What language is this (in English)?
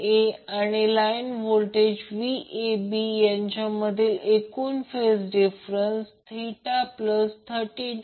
Marathi